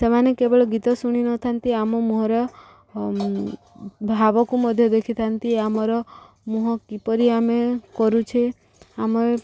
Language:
Odia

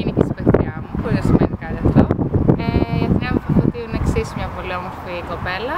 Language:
Greek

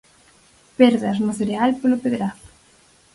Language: Galician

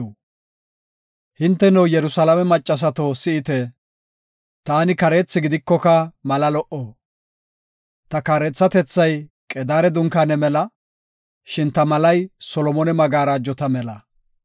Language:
Gofa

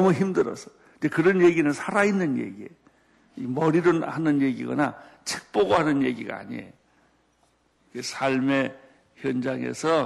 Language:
Korean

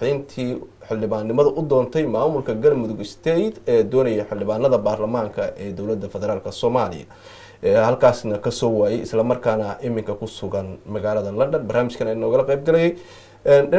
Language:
Arabic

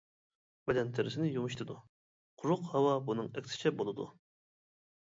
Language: Uyghur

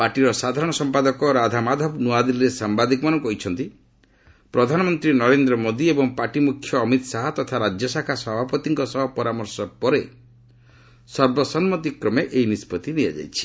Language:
Odia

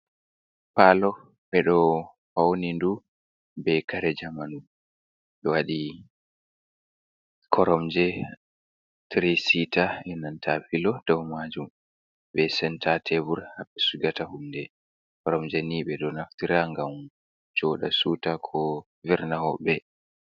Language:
Fula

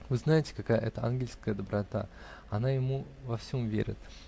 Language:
Russian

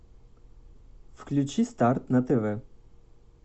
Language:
Russian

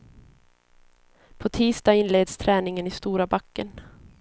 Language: Swedish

